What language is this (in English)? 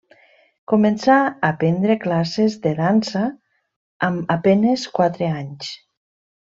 Catalan